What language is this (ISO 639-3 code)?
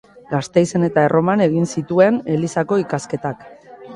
eus